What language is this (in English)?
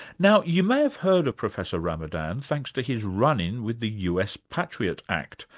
English